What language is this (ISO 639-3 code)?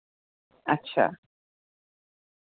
doi